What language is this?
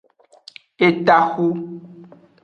Aja (Benin)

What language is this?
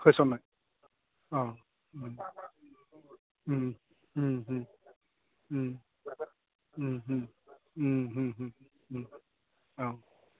Bodo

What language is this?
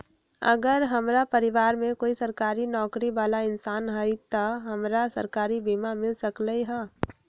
Magahi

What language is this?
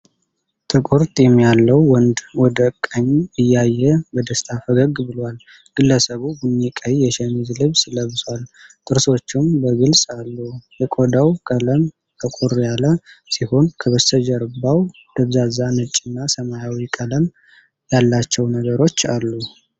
Amharic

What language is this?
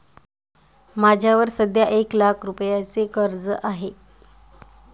Marathi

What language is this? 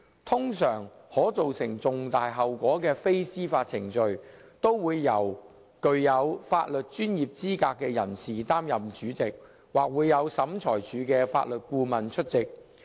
Cantonese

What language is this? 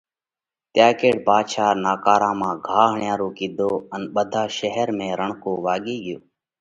Parkari Koli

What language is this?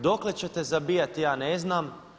Croatian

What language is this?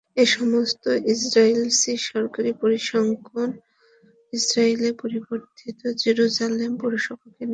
Bangla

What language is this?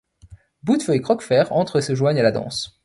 French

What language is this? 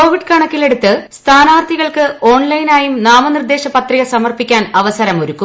Malayalam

